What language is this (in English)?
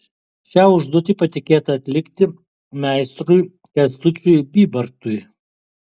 Lithuanian